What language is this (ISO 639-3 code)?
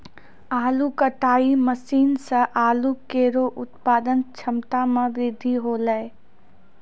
mai